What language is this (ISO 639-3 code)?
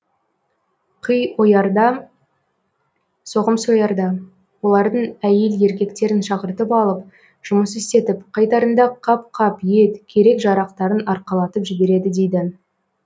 kaz